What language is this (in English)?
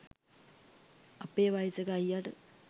Sinhala